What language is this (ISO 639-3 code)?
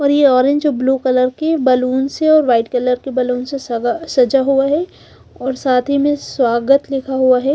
hin